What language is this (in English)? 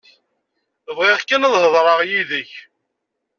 Kabyle